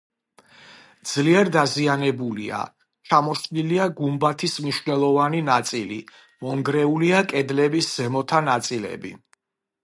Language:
Georgian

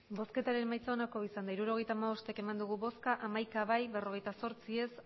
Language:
Basque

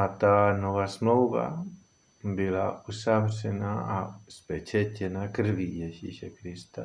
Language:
Czech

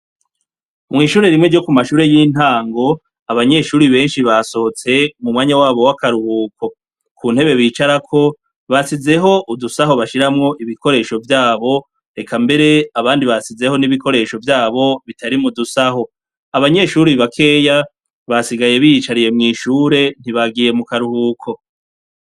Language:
Rundi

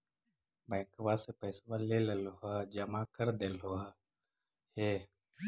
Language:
Magahi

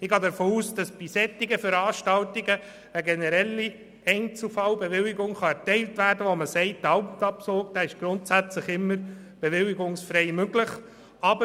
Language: Swiss German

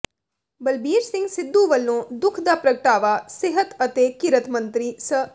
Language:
Punjabi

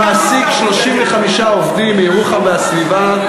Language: Hebrew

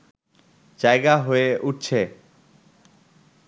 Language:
Bangla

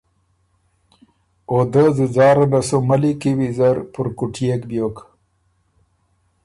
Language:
Ormuri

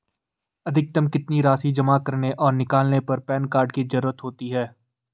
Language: Hindi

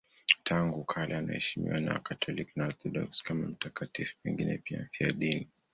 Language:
Swahili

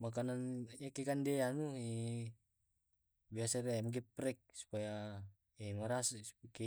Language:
Tae'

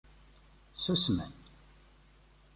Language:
Kabyle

